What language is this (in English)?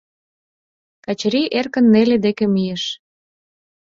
Mari